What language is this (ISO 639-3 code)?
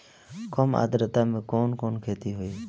bho